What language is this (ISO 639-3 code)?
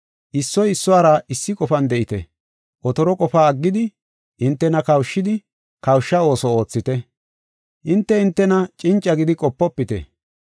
gof